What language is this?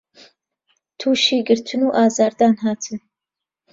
Central Kurdish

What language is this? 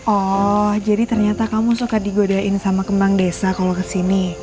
Indonesian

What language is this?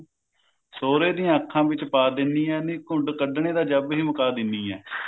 Punjabi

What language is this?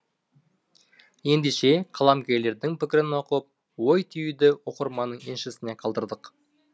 Kazakh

